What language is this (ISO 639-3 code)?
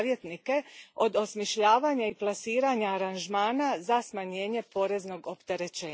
hrv